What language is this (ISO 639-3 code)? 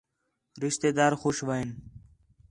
xhe